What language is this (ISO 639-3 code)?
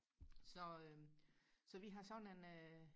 dan